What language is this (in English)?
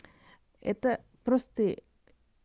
Russian